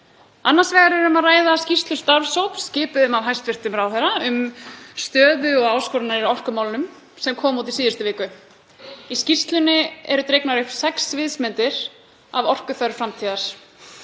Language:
Icelandic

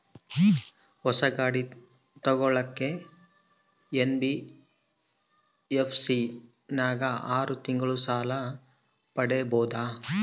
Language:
Kannada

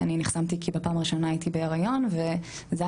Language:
Hebrew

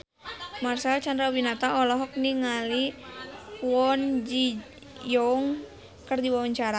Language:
Sundanese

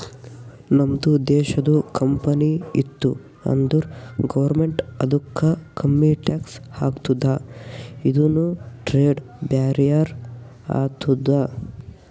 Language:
Kannada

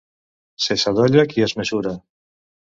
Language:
Catalan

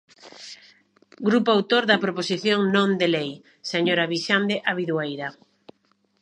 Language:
Galician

